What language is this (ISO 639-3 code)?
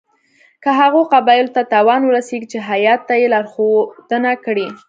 pus